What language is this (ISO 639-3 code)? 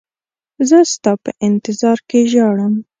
pus